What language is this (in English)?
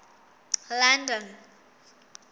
Southern Sotho